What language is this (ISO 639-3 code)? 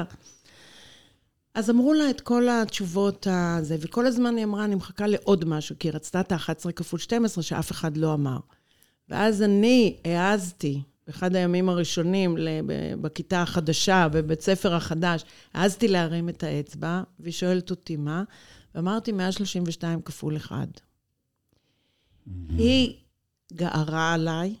heb